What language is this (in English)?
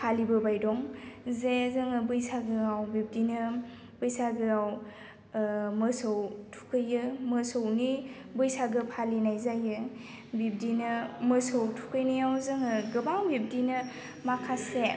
Bodo